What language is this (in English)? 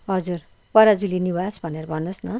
Nepali